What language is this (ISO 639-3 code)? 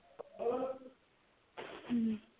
pan